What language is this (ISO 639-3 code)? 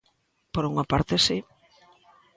glg